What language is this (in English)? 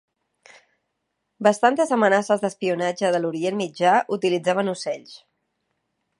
Catalan